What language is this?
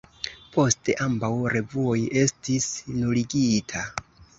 Esperanto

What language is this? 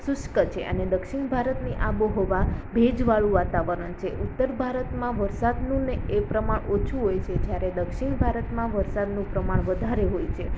Gujarati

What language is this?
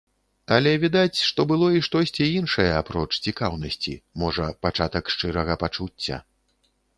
Belarusian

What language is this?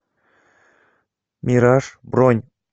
Russian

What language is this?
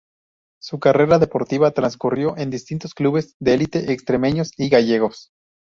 Spanish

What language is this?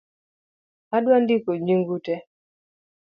Luo (Kenya and Tanzania)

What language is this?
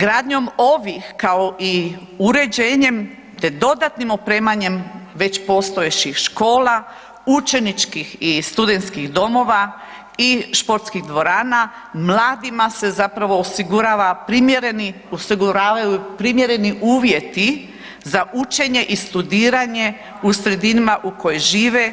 Croatian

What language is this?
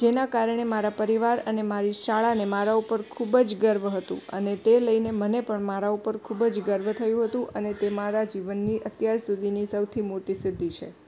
Gujarati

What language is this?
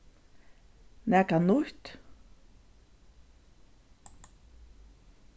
Faroese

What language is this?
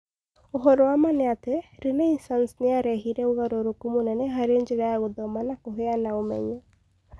Kikuyu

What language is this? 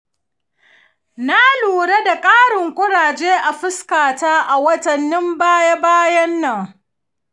Hausa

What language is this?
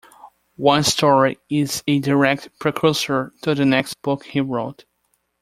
English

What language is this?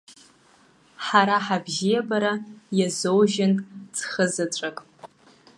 Abkhazian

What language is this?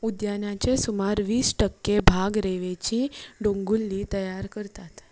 Konkani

